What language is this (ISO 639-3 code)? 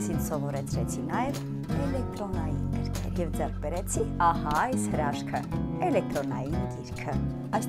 tur